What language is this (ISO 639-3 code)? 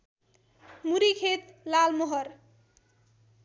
nep